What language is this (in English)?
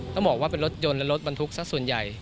Thai